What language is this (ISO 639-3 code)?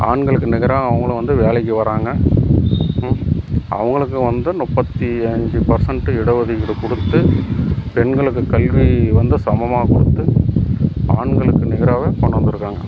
tam